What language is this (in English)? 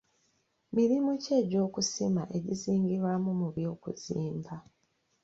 Ganda